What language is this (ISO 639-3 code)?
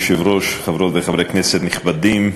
heb